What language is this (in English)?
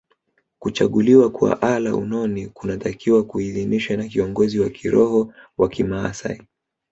Swahili